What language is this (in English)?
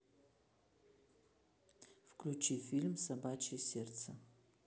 Russian